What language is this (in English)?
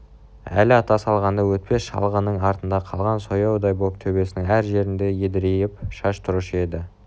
Kazakh